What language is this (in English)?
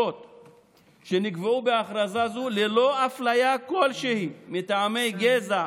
Hebrew